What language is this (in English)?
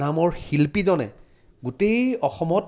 Assamese